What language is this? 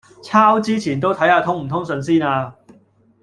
Cantonese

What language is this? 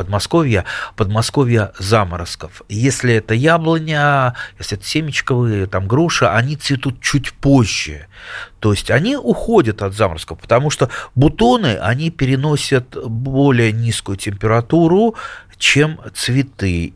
Russian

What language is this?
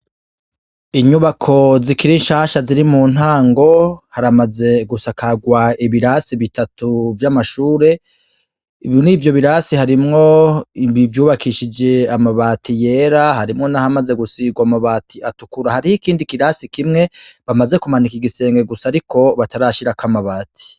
Rundi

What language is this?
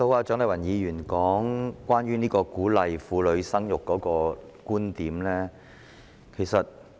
Cantonese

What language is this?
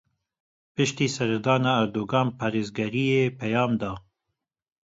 Kurdish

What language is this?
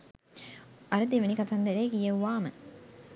Sinhala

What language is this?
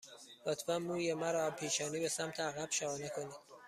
Persian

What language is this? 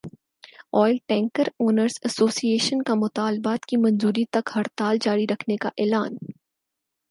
Urdu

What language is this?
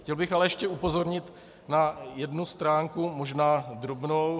Czech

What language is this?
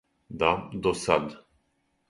Serbian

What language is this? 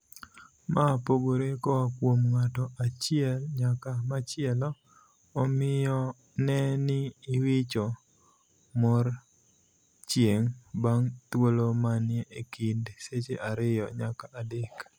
Luo (Kenya and Tanzania)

